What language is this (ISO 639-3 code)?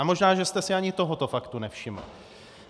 ces